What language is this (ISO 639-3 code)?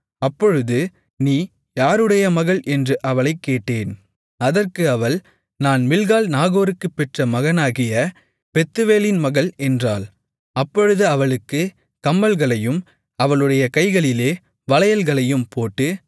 tam